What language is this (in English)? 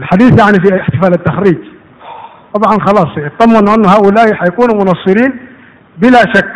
Arabic